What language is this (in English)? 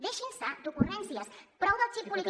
Catalan